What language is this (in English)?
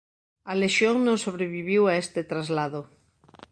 Galician